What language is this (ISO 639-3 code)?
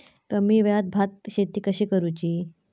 mar